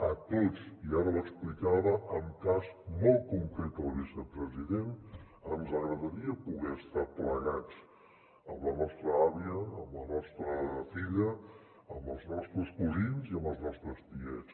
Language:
Catalan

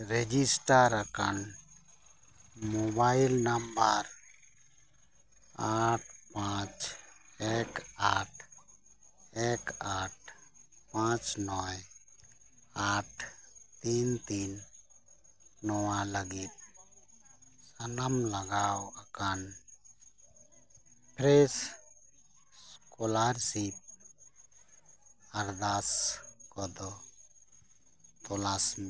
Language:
Santali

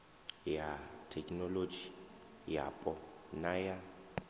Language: Venda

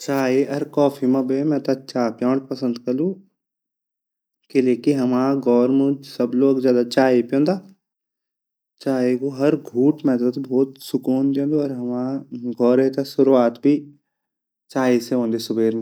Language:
Garhwali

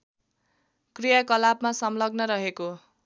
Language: Nepali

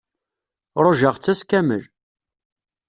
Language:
Kabyle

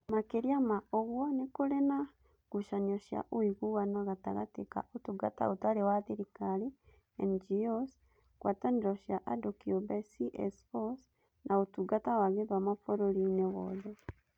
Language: Kikuyu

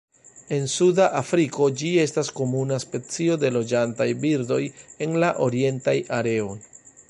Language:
Esperanto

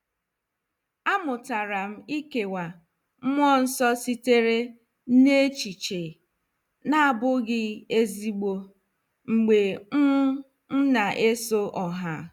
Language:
Igbo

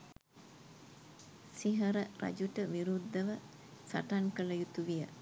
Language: Sinhala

